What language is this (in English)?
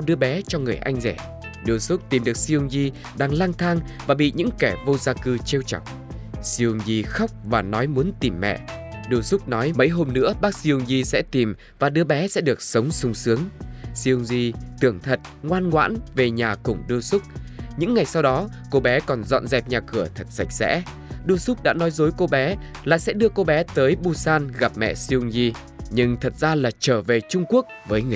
Vietnamese